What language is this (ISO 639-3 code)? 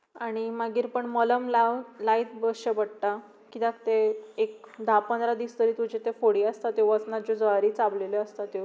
kok